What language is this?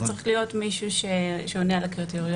Hebrew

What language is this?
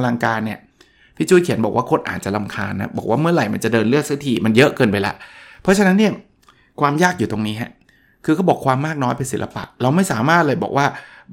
Thai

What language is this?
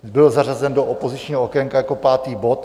Czech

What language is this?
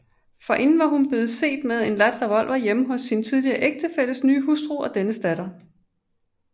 Danish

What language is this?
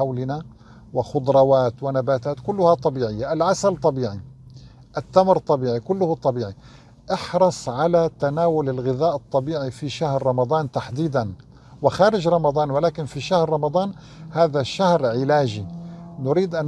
Arabic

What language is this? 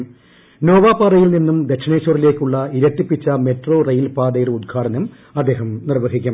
Malayalam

